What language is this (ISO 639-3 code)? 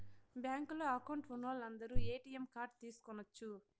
tel